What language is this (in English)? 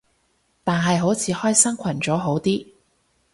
Cantonese